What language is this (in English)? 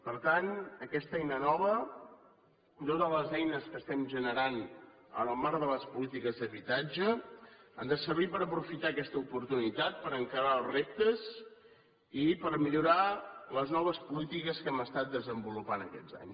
Catalan